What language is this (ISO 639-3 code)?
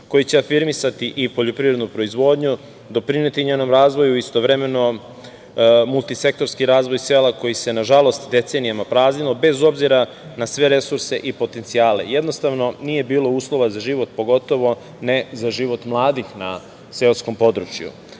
srp